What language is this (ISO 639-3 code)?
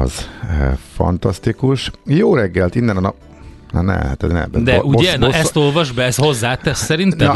hun